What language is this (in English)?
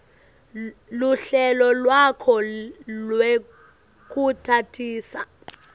Swati